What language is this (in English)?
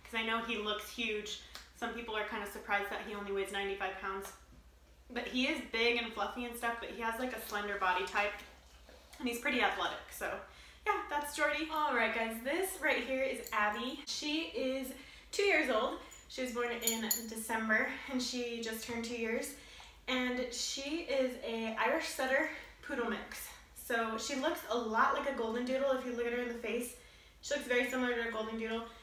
English